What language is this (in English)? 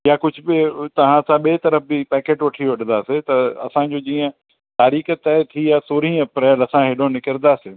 Sindhi